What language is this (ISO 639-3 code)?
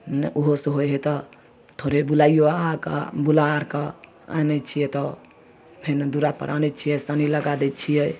mai